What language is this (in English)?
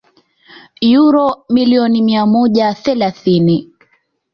Swahili